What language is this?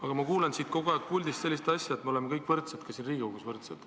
Estonian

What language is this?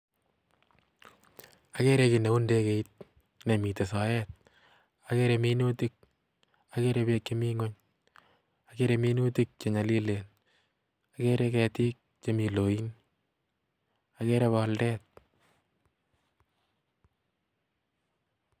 Kalenjin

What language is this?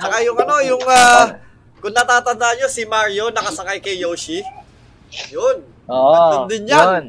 Filipino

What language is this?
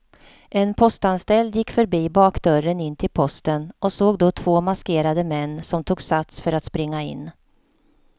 Swedish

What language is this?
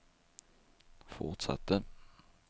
Swedish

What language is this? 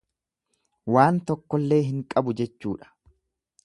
Oromo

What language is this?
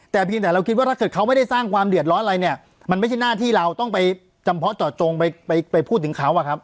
Thai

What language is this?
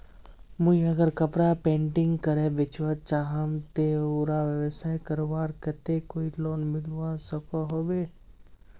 Magahi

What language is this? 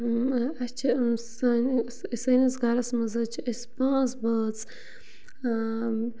Kashmiri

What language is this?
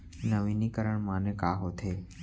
Chhattisgarhi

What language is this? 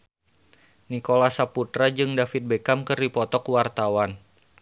Sundanese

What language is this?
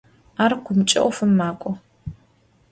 Adyghe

